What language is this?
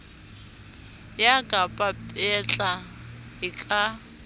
Southern Sotho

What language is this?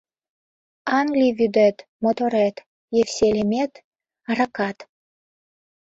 Mari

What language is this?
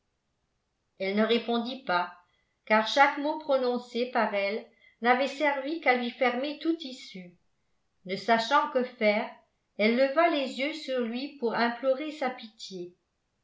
French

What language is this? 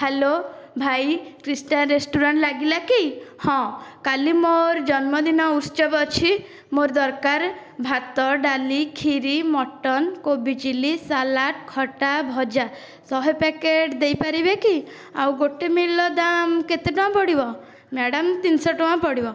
Odia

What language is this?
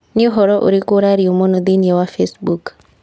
Kikuyu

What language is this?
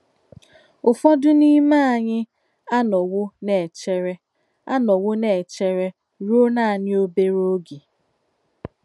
Igbo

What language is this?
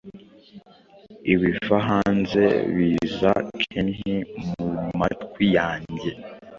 Kinyarwanda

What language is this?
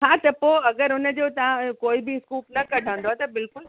Sindhi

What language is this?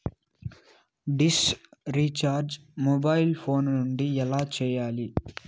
Telugu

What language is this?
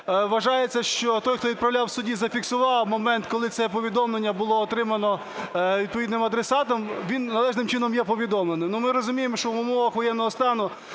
Ukrainian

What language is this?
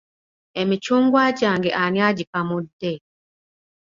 Ganda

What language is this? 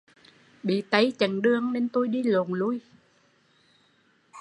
Vietnamese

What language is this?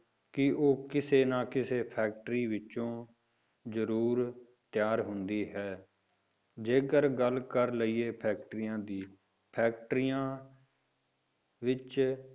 Punjabi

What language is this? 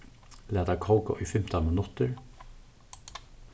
Faroese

